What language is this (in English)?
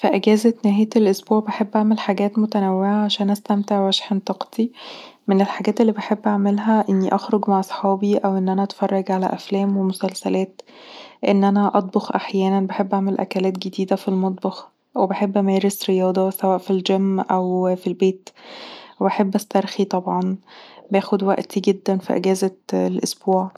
Egyptian Arabic